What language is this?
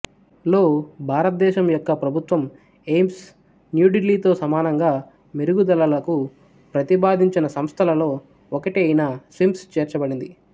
Telugu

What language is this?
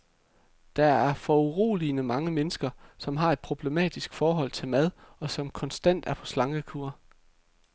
Danish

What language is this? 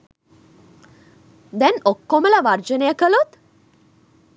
Sinhala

